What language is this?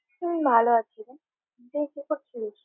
Bangla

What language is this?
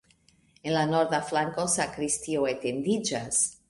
Esperanto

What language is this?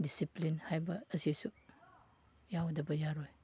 Manipuri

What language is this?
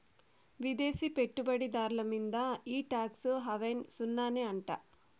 Telugu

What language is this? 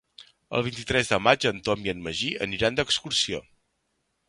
Catalan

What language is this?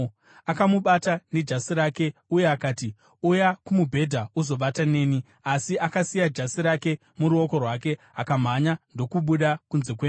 Shona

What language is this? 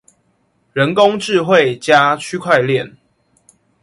Chinese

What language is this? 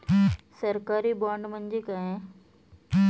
Marathi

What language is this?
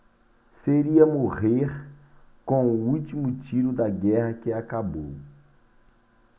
Portuguese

